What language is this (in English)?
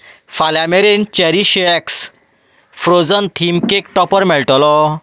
Konkani